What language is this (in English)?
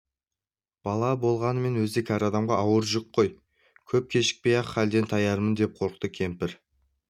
Kazakh